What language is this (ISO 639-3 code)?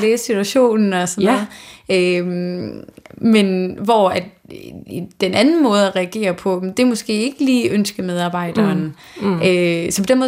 dan